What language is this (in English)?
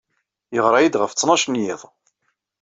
Kabyle